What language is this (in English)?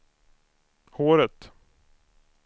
Swedish